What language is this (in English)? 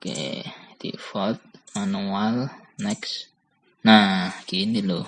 Indonesian